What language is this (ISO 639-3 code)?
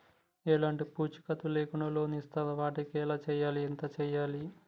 tel